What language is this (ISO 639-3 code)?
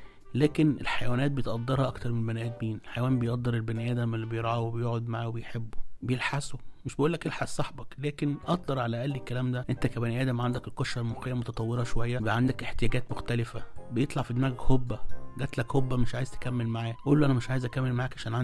ara